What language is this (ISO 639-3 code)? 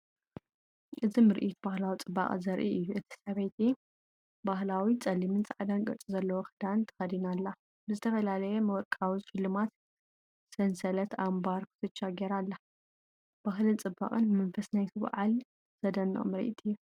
tir